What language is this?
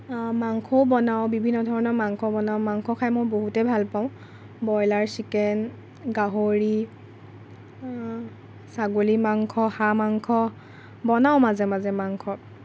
Assamese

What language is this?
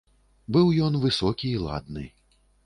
Belarusian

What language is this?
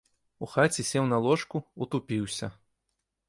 Belarusian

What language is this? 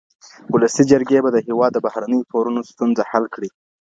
Pashto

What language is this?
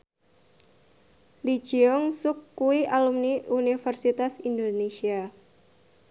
Javanese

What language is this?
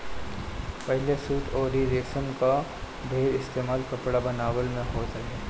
Bhojpuri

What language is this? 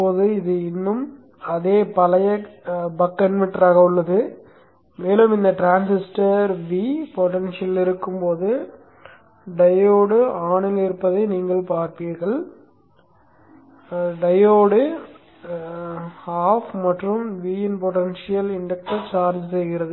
Tamil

